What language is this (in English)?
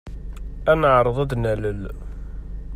Kabyle